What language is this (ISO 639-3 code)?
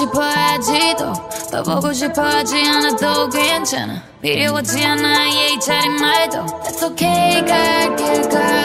kor